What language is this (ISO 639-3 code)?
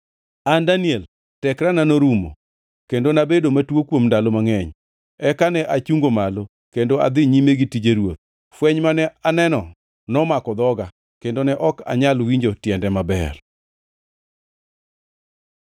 luo